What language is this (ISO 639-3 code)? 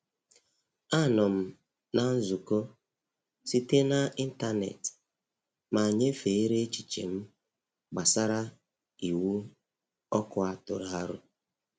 ibo